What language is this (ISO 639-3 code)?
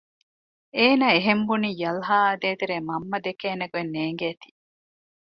div